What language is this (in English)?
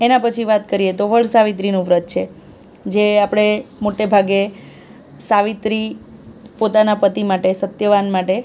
Gujarati